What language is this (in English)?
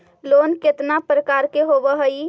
Magahi